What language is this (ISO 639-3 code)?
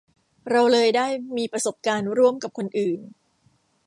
tha